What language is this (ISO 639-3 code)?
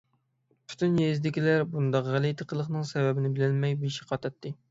uig